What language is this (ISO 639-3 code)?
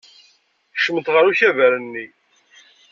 kab